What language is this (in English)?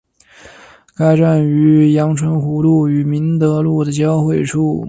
Chinese